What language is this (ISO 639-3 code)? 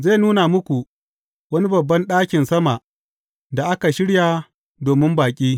hau